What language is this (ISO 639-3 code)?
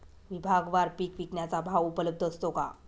mar